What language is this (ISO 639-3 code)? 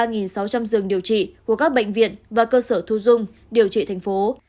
vie